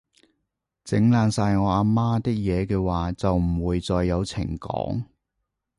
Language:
Cantonese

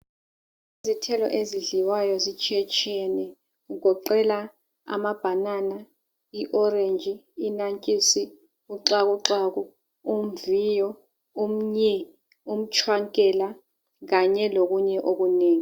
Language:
North Ndebele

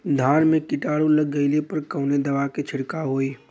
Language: Bhojpuri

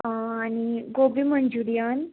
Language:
Konkani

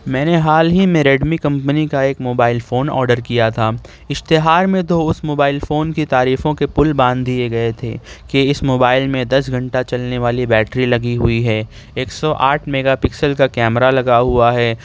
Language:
Urdu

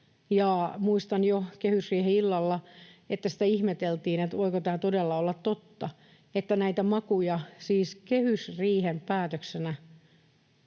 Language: Finnish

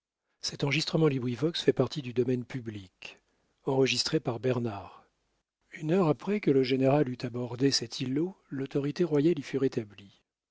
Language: French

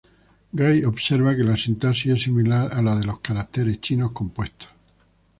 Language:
Spanish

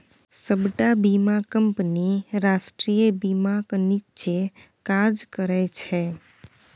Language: Maithili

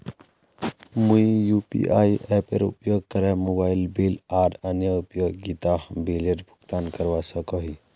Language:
Magahi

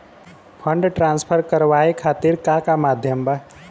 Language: Bhojpuri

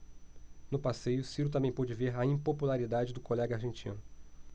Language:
Portuguese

